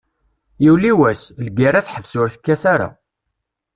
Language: Kabyle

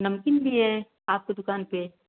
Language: Hindi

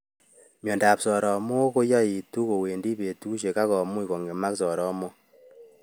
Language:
Kalenjin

